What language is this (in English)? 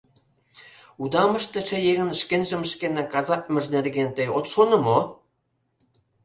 Mari